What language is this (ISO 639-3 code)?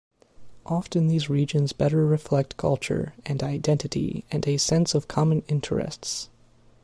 eng